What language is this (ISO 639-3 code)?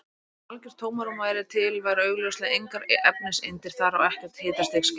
isl